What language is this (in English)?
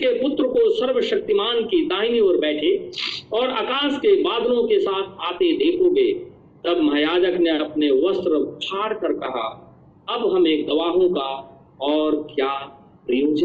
Hindi